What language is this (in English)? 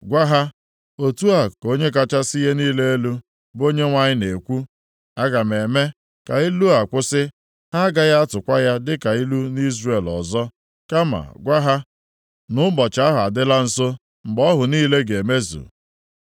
Igbo